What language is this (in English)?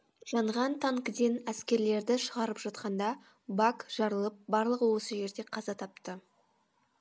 Kazakh